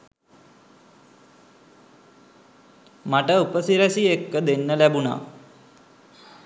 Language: Sinhala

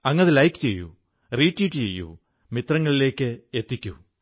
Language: Malayalam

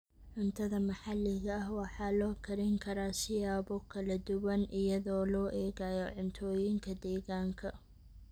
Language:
Somali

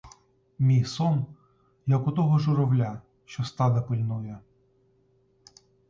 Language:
Ukrainian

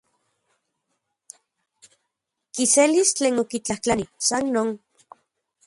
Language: Central Puebla Nahuatl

